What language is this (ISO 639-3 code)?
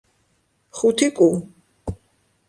kat